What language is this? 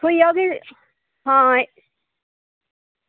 Dogri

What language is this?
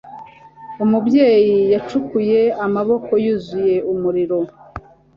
Kinyarwanda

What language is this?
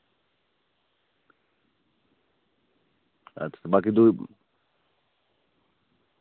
Dogri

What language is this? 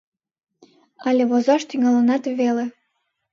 Mari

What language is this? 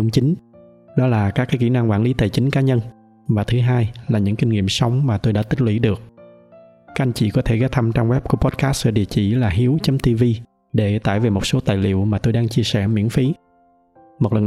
Vietnamese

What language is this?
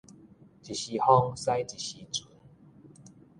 Min Nan Chinese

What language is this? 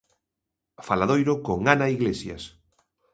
Galician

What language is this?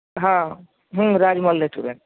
Urdu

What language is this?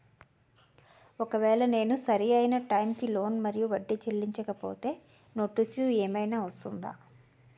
Telugu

